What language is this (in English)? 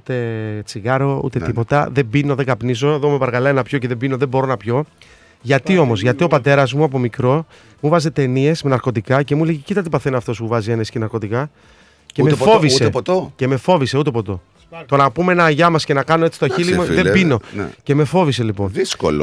Greek